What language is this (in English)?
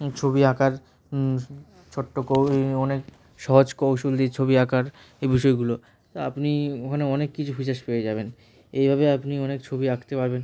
Bangla